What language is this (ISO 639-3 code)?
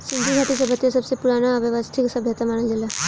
bho